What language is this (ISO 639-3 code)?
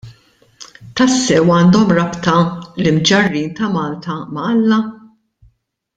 mlt